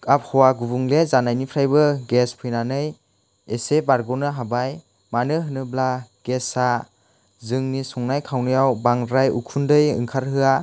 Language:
Bodo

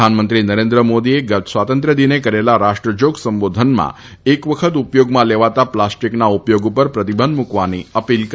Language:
Gujarati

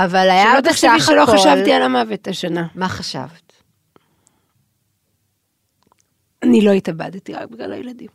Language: Hebrew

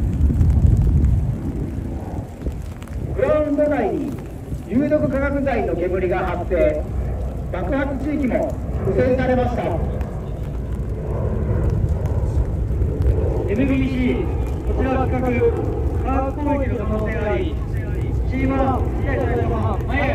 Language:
Japanese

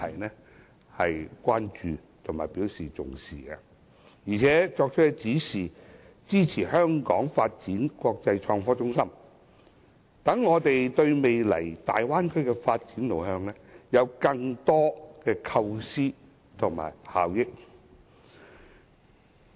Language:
Cantonese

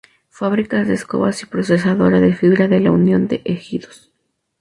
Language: Spanish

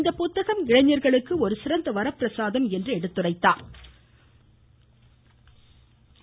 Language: Tamil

